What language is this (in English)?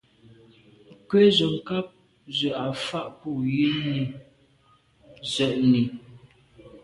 Medumba